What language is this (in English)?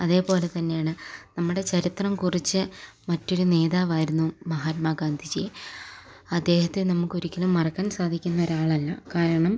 Malayalam